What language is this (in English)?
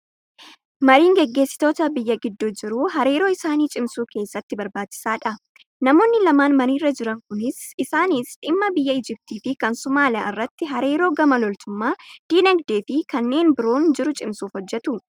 Oromo